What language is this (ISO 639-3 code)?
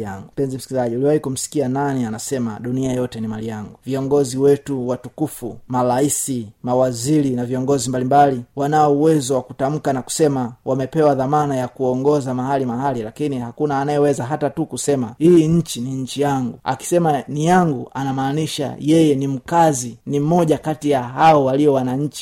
swa